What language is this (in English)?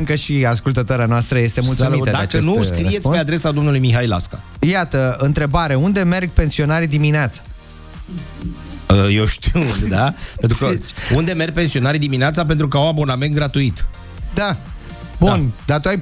Romanian